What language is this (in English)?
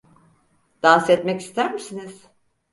Turkish